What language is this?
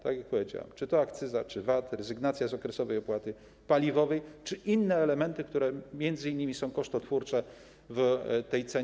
Polish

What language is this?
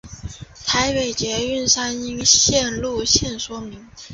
Chinese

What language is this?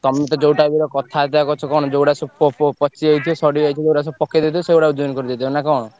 Odia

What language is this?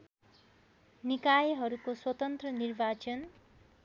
Nepali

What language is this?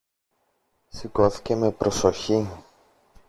Greek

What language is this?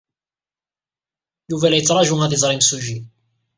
Kabyle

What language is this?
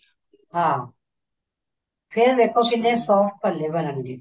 Punjabi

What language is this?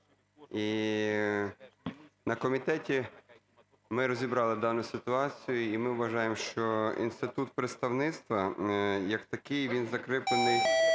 Ukrainian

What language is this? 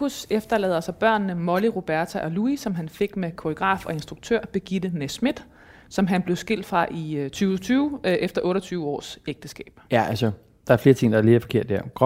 Danish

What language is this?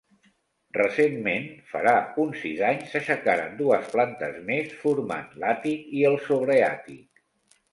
Catalan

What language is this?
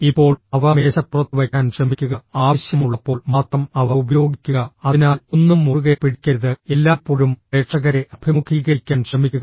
Malayalam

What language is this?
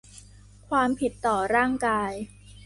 Thai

